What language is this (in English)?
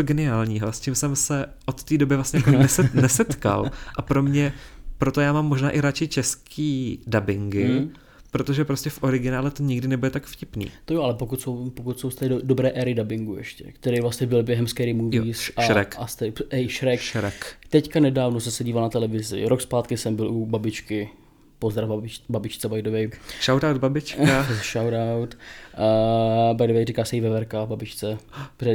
Czech